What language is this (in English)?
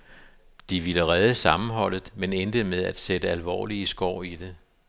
Danish